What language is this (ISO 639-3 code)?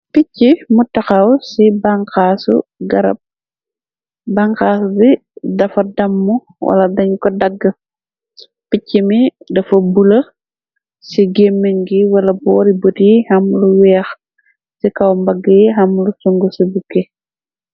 wol